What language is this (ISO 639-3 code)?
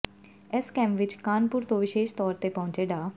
pan